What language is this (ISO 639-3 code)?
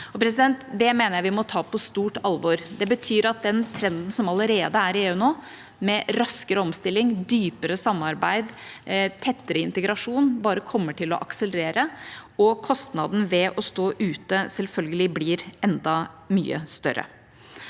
nor